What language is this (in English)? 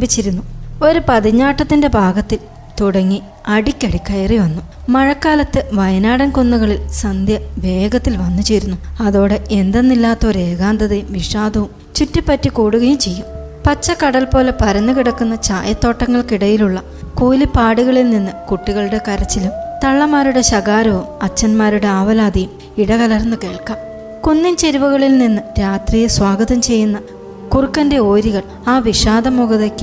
Malayalam